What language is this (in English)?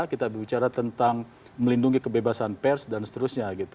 Indonesian